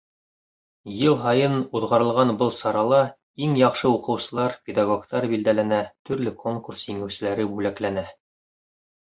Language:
Bashkir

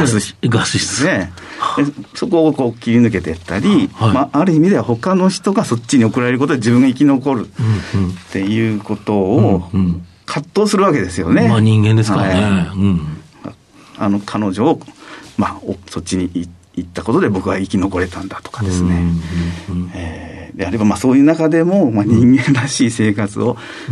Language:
Japanese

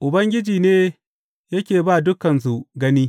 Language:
Hausa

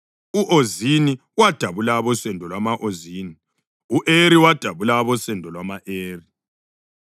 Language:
North Ndebele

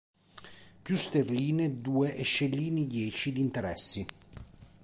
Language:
Italian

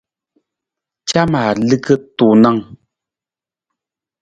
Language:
Nawdm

